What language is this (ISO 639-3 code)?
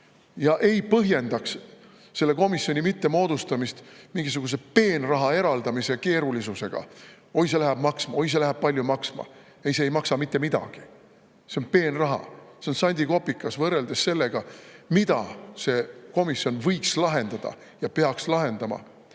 est